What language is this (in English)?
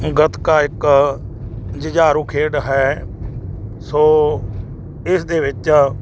Punjabi